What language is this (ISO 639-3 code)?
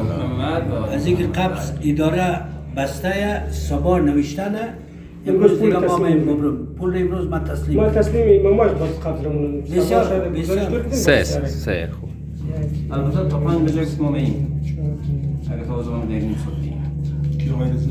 fas